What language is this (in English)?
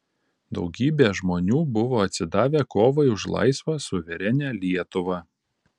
Lithuanian